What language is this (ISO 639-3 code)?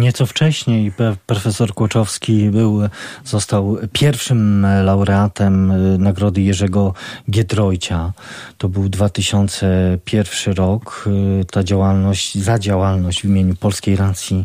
pol